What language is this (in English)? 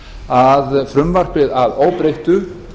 Icelandic